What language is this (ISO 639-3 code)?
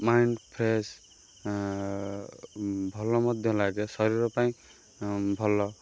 ori